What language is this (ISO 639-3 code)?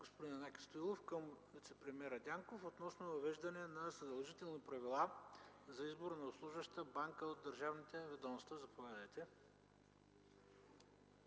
bul